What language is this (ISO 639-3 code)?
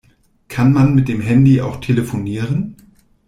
deu